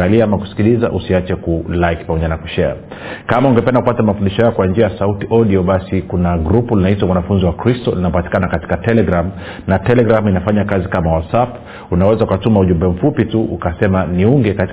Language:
Swahili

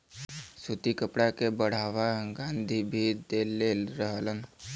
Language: Bhojpuri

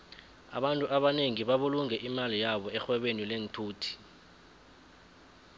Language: South Ndebele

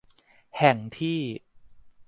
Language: Thai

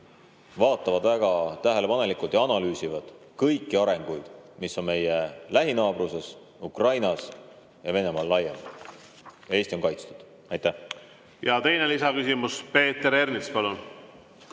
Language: Estonian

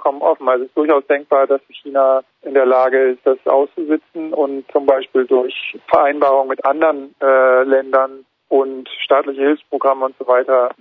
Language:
German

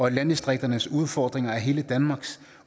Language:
Danish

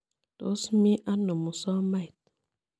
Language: Kalenjin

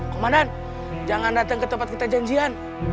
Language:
Indonesian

